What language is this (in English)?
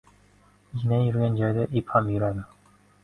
Uzbek